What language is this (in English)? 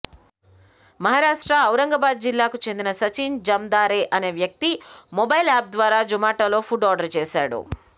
Telugu